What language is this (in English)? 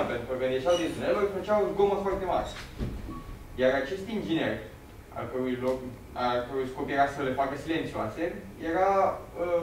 Romanian